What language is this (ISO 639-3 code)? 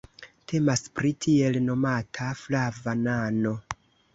epo